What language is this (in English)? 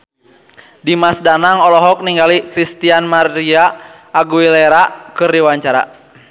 Sundanese